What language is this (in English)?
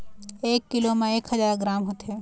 Chhattisgarhi